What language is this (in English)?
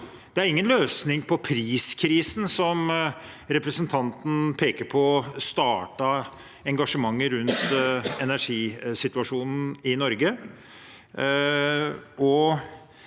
Norwegian